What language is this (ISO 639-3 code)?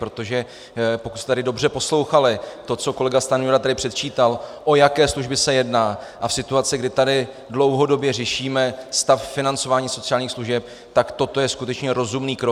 ces